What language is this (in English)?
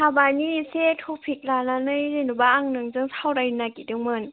Bodo